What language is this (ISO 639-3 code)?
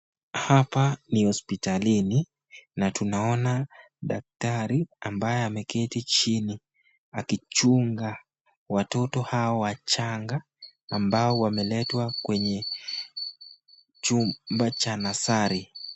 swa